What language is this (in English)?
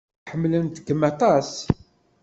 Kabyle